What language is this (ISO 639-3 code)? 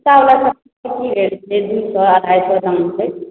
mai